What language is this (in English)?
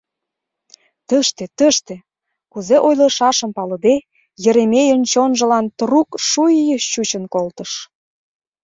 Mari